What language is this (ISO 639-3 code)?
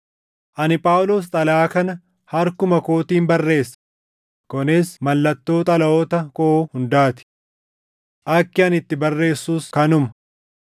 orm